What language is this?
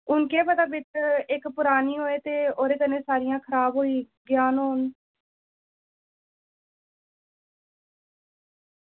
Dogri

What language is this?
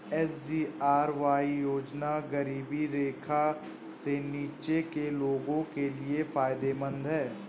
Hindi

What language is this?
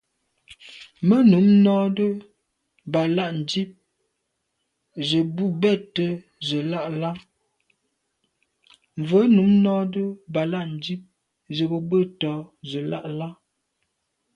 Medumba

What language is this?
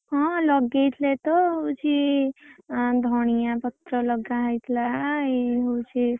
Odia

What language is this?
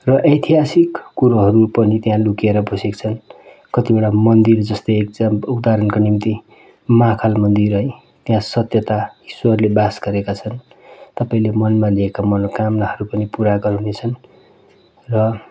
Nepali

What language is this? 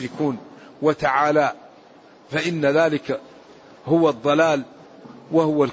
Arabic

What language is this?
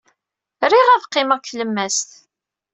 Kabyle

